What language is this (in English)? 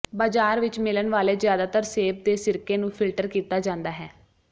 Punjabi